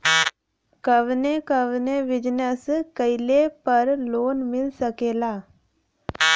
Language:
Bhojpuri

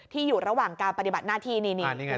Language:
Thai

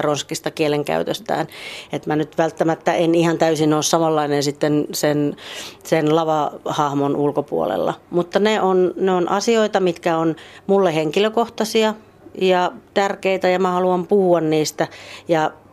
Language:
Finnish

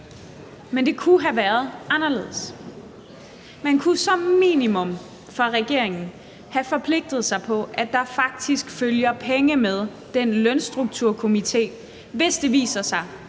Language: Danish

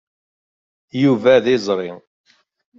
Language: Kabyle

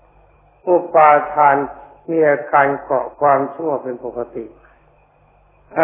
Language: Thai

